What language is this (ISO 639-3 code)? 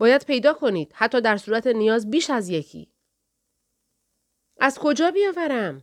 fas